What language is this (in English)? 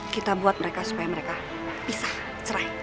Indonesian